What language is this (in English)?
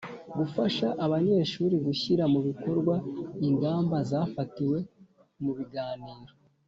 Kinyarwanda